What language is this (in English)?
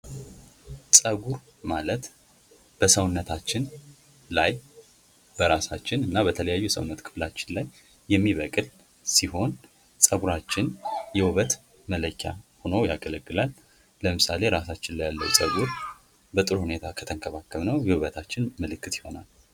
Amharic